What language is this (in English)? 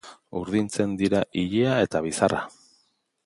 Basque